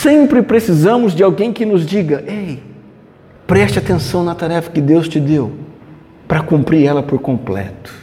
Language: Portuguese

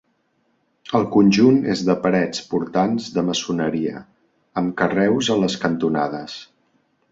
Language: Catalan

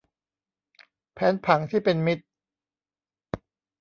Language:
Thai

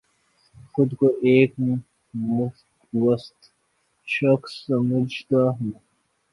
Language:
Urdu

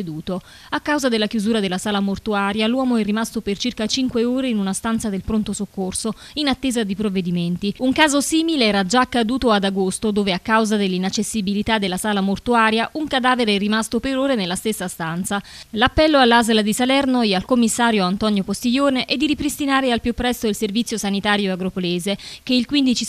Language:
Italian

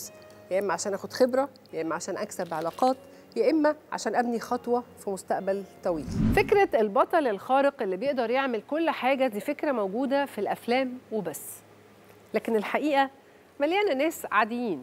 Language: Arabic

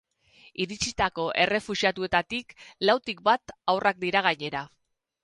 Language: Basque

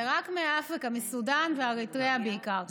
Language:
Hebrew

